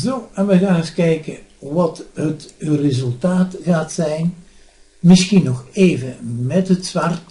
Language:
Dutch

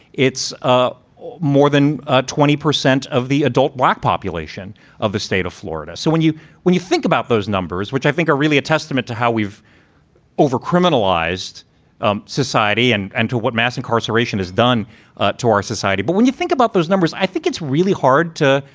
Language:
English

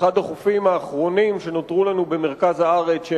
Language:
Hebrew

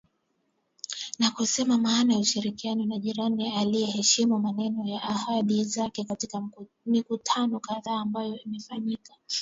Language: Swahili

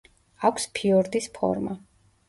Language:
Georgian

